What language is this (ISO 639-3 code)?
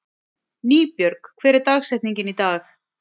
isl